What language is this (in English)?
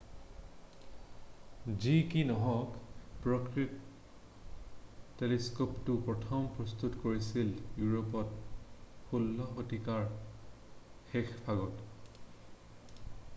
Assamese